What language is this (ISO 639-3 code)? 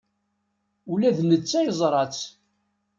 kab